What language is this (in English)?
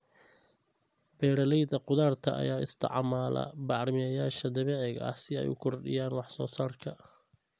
Somali